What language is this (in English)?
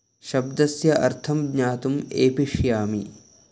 Sanskrit